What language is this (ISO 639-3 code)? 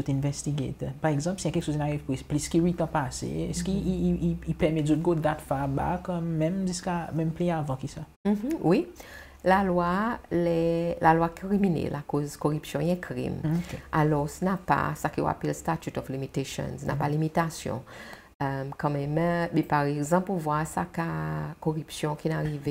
fra